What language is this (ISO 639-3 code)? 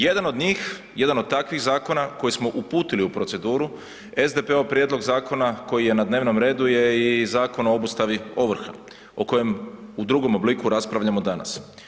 hrv